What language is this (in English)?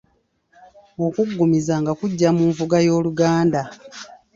Ganda